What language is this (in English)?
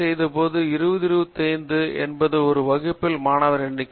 Tamil